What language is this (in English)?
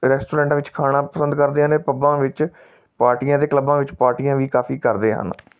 Punjabi